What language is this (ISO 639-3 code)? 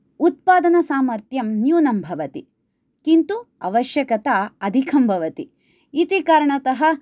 san